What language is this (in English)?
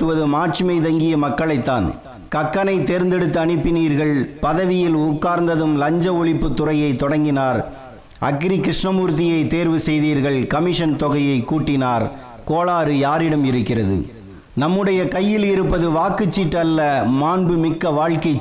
Tamil